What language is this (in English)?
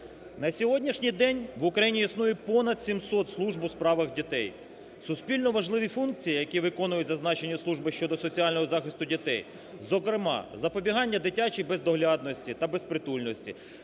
Ukrainian